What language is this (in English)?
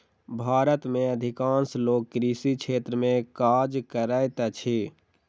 Maithili